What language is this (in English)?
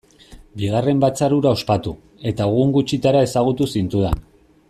Basque